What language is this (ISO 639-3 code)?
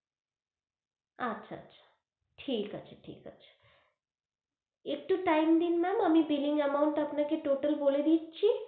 ben